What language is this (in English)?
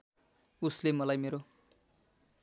Nepali